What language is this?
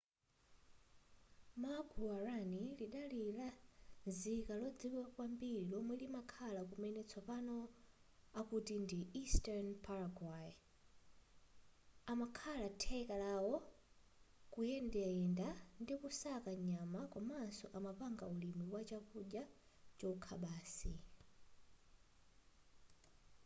Nyanja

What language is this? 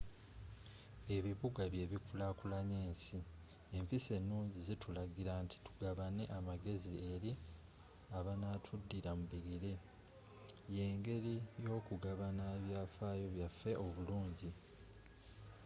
Ganda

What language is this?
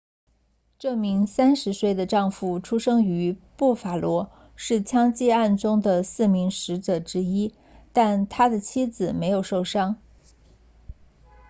Chinese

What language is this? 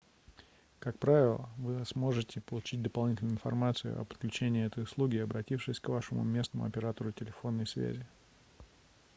Russian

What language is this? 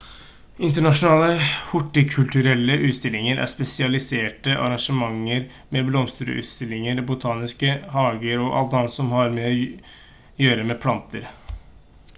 Norwegian Bokmål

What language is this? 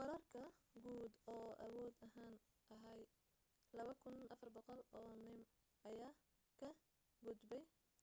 Somali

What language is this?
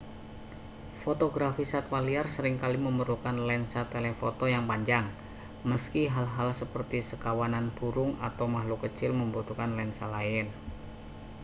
Indonesian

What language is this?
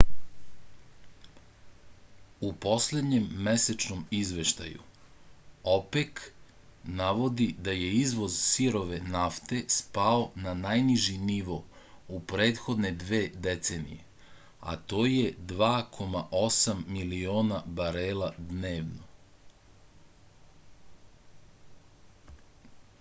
Serbian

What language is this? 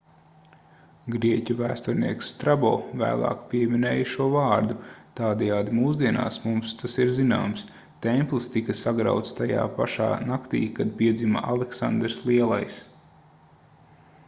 Latvian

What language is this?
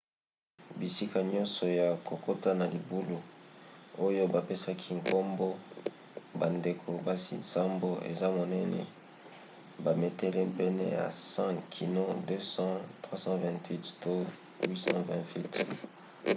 Lingala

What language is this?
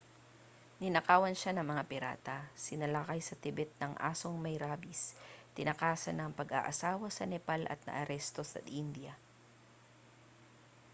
Filipino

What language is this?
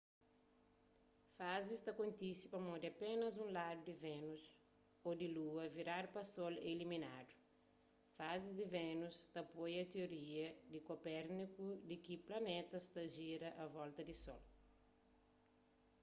Kabuverdianu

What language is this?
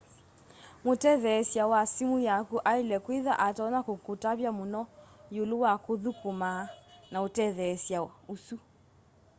Kamba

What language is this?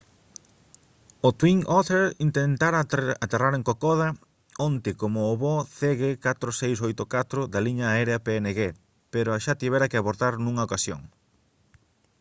Galician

